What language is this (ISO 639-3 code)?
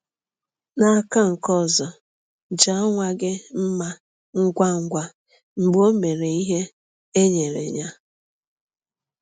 ibo